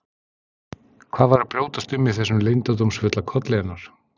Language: Icelandic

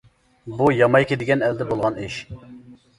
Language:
Uyghur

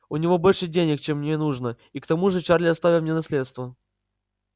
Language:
Russian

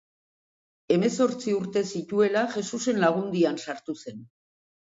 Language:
Basque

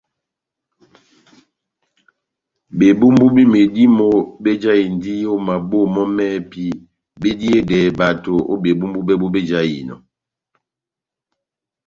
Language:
Batanga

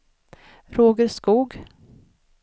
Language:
Swedish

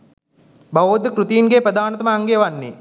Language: Sinhala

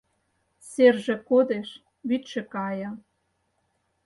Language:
Mari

